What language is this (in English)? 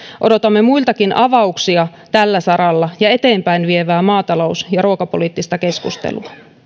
Finnish